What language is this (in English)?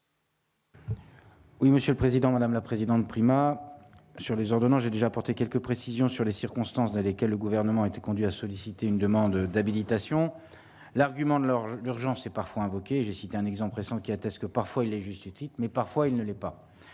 French